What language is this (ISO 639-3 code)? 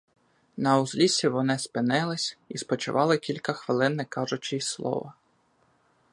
ukr